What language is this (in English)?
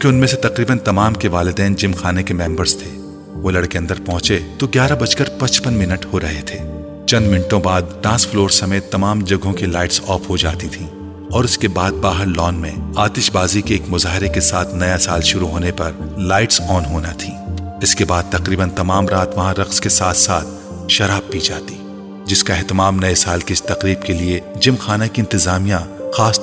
Urdu